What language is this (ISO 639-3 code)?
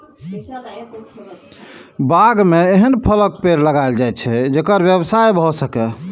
mai